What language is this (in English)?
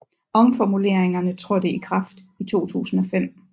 Danish